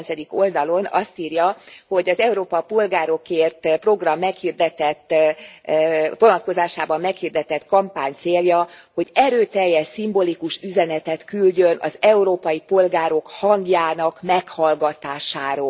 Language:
Hungarian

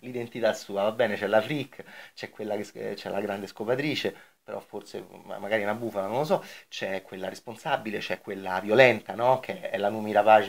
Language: Italian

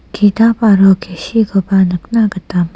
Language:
Garo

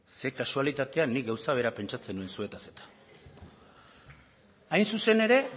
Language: Basque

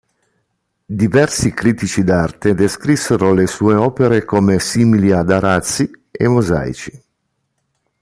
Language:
Italian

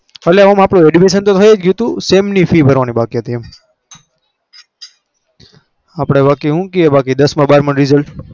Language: Gujarati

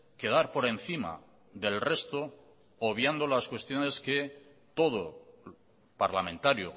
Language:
Spanish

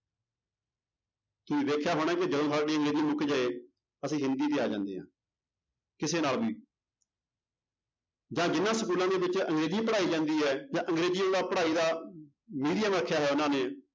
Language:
Punjabi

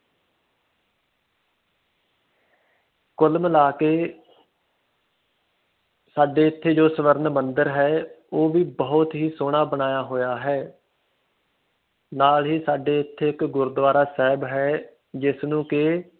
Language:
Punjabi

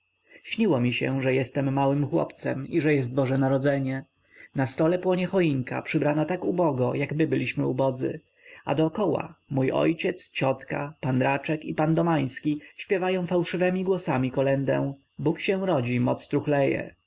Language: Polish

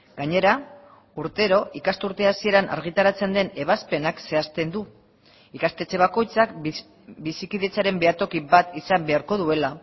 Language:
Basque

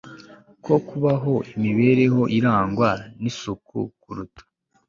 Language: Kinyarwanda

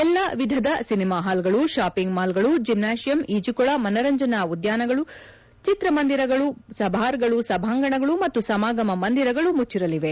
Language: Kannada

